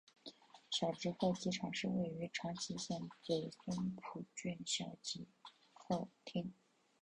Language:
Chinese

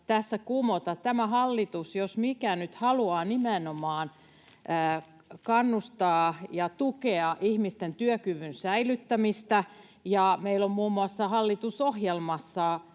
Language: Finnish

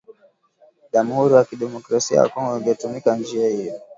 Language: Swahili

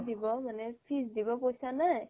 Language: Assamese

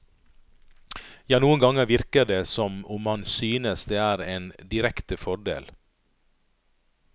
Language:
Norwegian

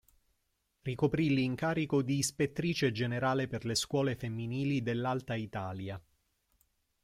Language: Italian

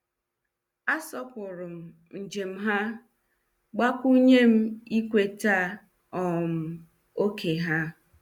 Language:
Igbo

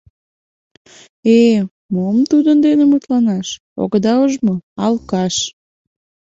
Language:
Mari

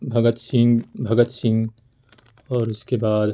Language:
Urdu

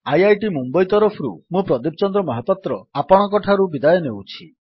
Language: Odia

